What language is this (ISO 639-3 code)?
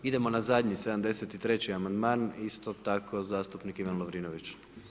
hrv